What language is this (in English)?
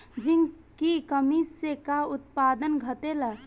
Bhojpuri